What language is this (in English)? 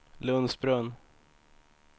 Swedish